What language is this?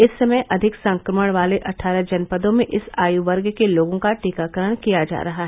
Hindi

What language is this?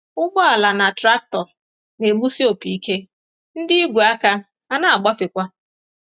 Igbo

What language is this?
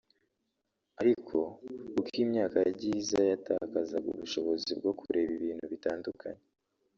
Kinyarwanda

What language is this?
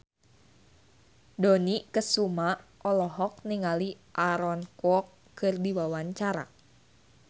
Sundanese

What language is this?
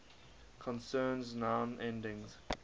English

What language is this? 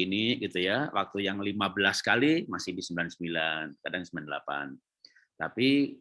Indonesian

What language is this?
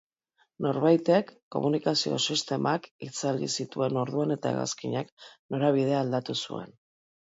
Basque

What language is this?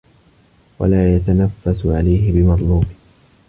Arabic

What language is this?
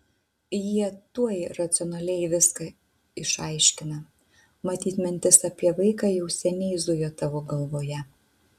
Lithuanian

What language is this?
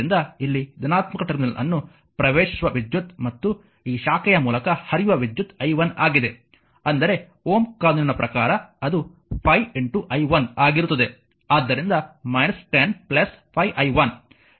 Kannada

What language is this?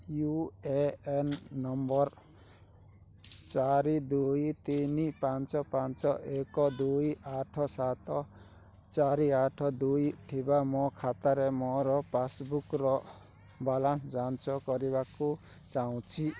Odia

